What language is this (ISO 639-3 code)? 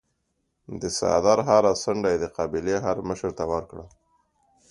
pus